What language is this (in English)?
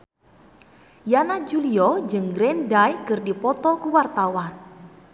Sundanese